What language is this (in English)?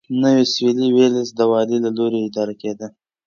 Pashto